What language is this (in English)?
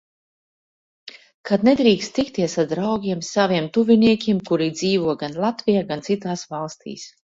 Latvian